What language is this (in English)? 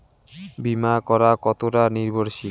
Bangla